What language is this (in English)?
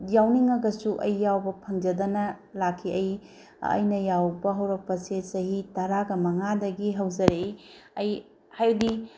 Manipuri